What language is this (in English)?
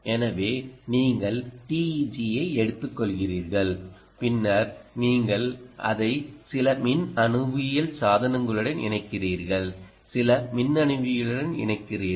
Tamil